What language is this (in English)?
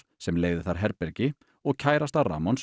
Icelandic